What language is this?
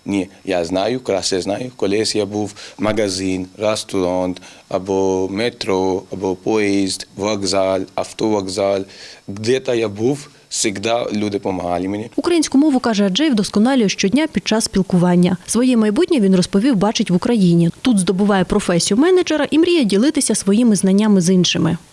Ukrainian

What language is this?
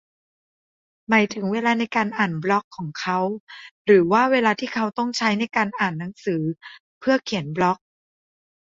Thai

